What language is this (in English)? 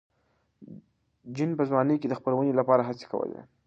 Pashto